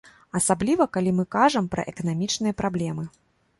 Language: Belarusian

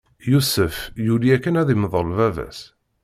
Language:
Kabyle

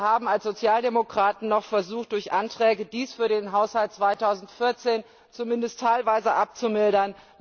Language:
German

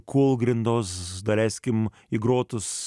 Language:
Lithuanian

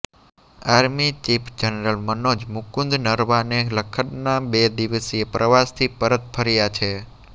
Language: Gujarati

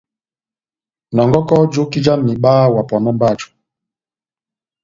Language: Batanga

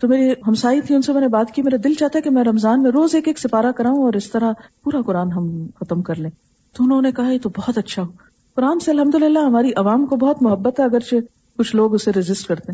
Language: Urdu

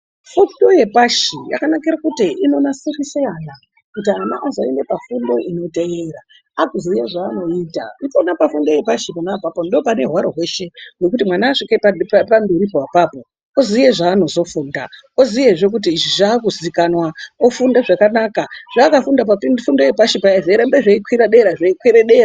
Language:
Ndau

